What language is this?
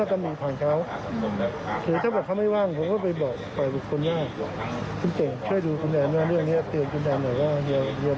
Thai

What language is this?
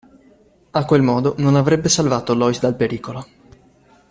Italian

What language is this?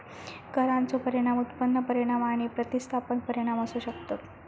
Marathi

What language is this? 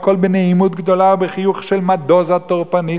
Hebrew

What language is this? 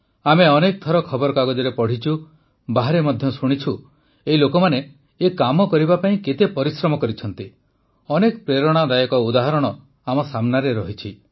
Odia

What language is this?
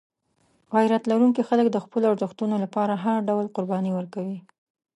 Pashto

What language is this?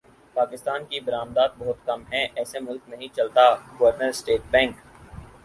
Urdu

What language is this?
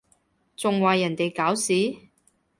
Cantonese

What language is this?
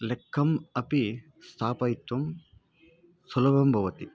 Sanskrit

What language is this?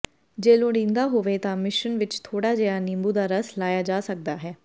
Punjabi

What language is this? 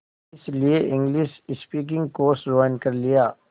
Hindi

